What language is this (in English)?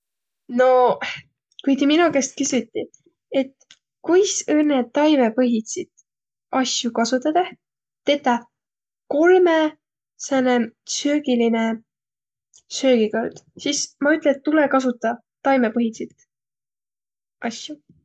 Võro